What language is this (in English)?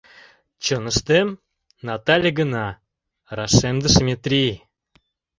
Mari